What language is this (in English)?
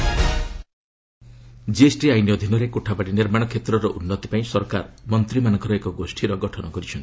Odia